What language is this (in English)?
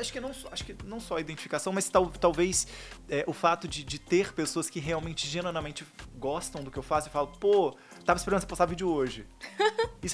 Portuguese